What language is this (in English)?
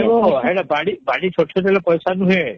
Odia